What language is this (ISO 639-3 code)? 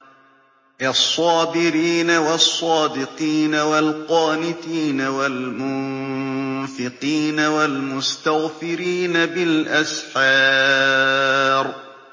ara